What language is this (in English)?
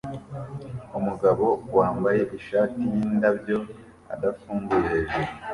Kinyarwanda